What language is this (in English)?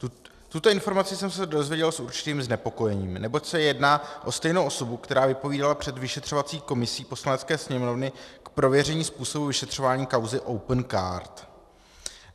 Czech